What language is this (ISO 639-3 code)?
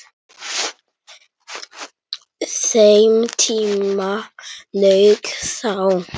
isl